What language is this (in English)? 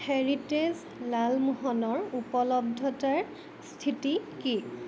Assamese